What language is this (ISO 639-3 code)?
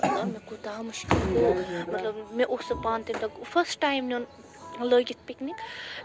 kas